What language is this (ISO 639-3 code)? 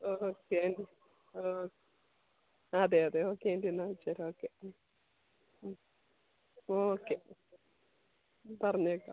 mal